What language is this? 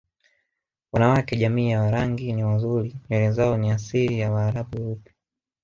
Swahili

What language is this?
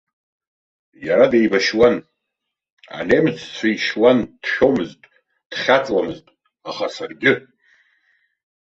Abkhazian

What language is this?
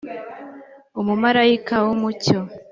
Kinyarwanda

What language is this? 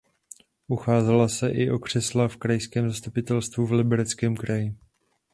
Czech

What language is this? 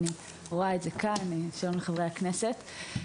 Hebrew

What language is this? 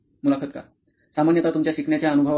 Marathi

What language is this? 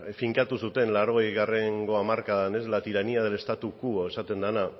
Basque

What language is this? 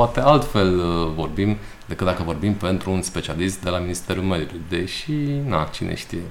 Romanian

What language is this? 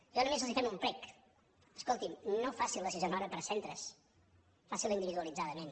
Catalan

